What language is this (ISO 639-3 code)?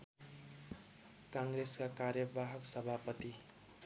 nep